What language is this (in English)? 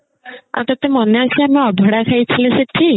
Odia